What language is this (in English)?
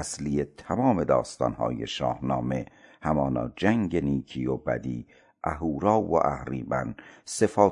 Persian